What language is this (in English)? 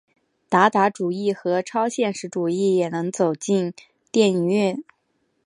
Chinese